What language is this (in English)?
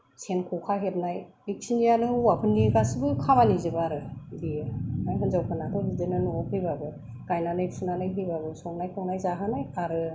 Bodo